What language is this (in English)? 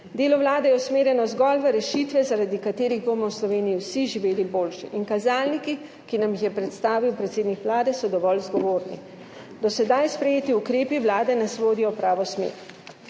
Slovenian